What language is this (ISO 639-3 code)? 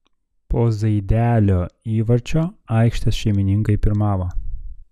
lit